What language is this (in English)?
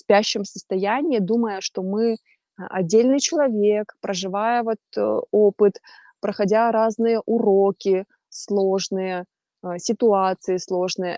Russian